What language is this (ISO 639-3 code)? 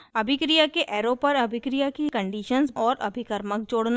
hin